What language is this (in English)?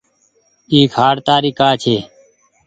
Goaria